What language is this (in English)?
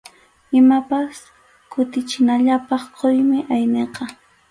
Arequipa-La Unión Quechua